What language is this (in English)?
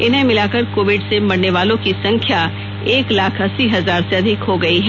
Hindi